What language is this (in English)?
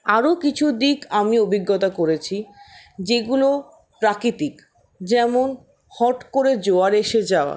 Bangla